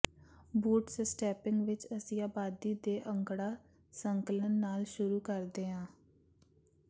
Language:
Punjabi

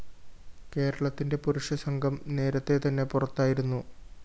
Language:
Malayalam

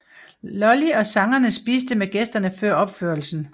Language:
Danish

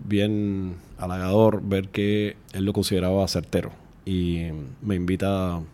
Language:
Spanish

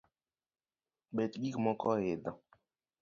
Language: Luo (Kenya and Tanzania)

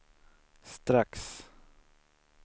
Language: Swedish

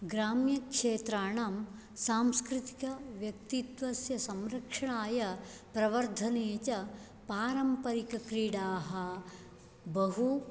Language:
Sanskrit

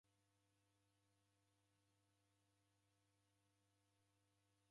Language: Taita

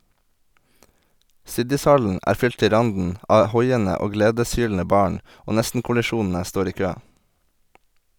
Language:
Norwegian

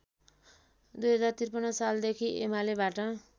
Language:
Nepali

